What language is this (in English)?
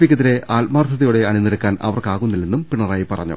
Malayalam